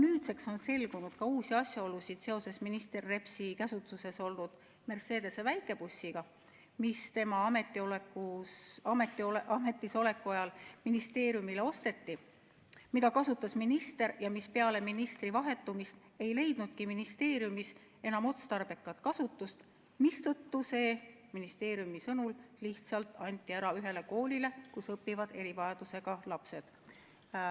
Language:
Estonian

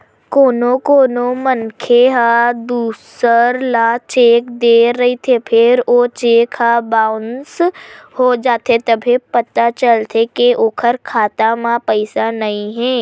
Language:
Chhattisgarhi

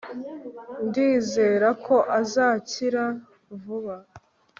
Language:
Kinyarwanda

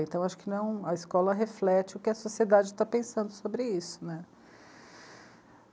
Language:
Portuguese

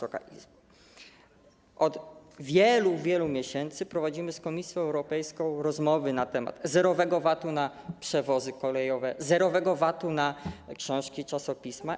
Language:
Polish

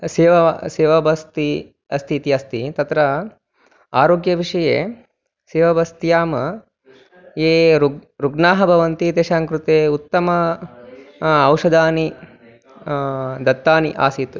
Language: Sanskrit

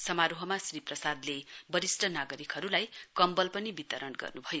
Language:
Nepali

